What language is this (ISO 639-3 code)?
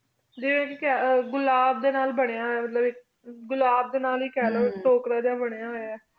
pan